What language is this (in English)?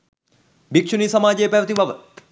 Sinhala